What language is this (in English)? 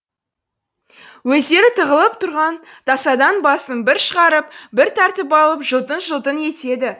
Kazakh